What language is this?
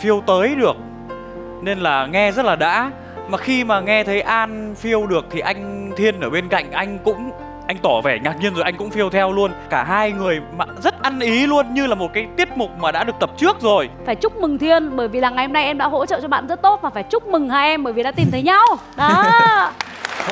Vietnamese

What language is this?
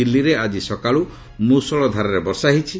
Odia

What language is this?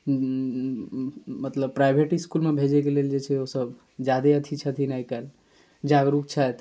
Maithili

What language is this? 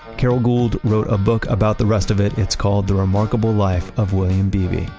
English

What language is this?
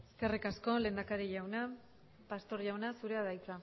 Basque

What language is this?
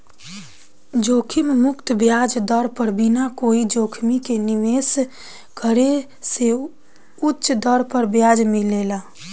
Bhojpuri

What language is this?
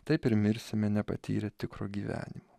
Lithuanian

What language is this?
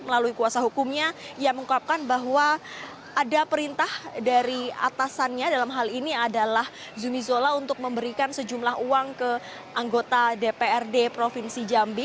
Indonesian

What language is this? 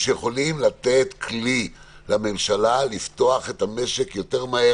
Hebrew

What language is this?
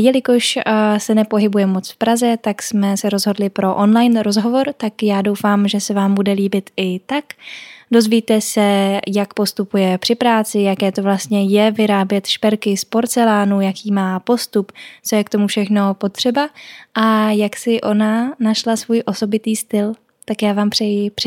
Czech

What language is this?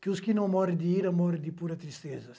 Portuguese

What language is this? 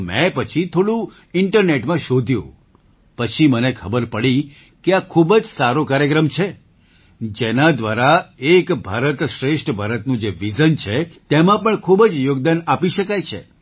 Gujarati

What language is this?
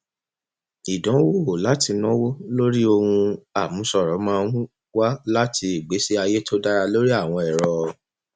Yoruba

